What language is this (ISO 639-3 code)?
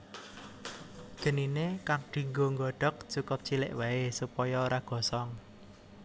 jav